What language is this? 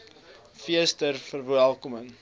Afrikaans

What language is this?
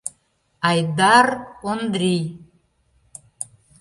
Mari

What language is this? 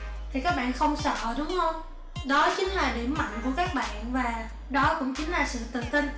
Vietnamese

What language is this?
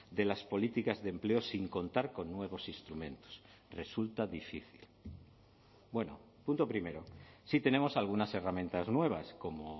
Spanish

